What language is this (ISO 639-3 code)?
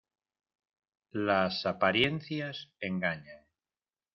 spa